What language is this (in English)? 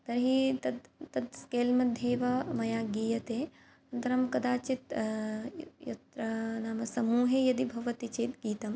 Sanskrit